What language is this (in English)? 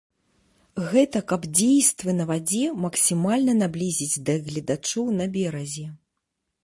Belarusian